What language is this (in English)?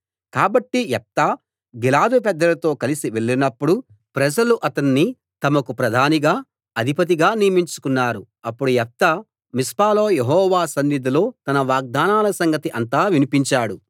Telugu